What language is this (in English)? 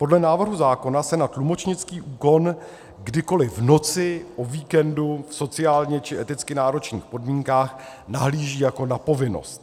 Czech